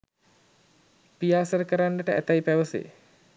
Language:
Sinhala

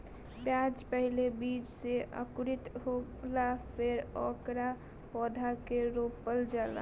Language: Bhojpuri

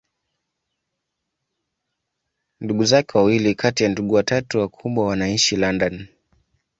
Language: Swahili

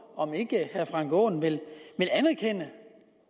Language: Danish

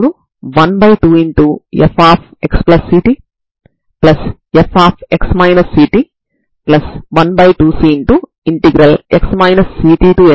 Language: Telugu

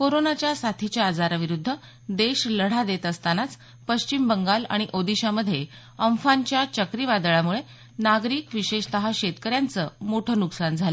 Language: Marathi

